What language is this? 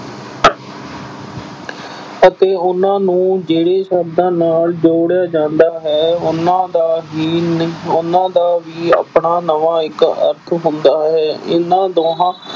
Punjabi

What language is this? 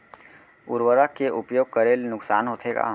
Chhattisgarhi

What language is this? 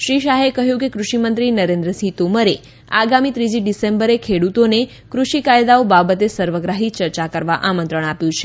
Gujarati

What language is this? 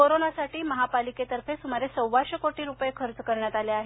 Marathi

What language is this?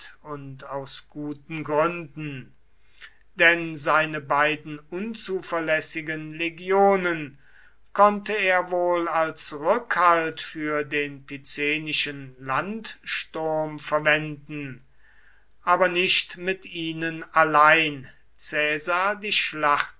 German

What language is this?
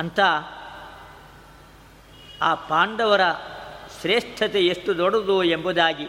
Kannada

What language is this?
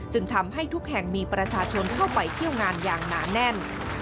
Thai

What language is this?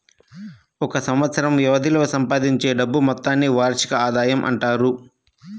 Telugu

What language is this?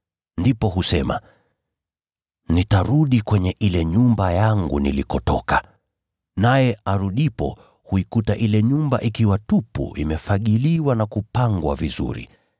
Swahili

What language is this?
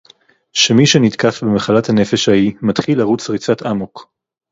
Hebrew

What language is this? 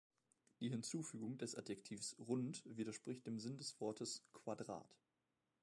German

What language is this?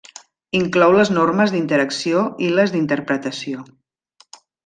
Catalan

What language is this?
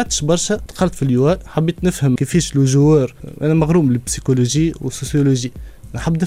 Arabic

